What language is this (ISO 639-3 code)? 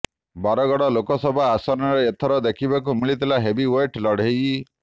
ori